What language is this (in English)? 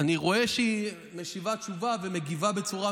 Hebrew